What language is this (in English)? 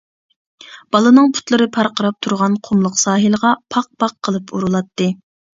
Uyghur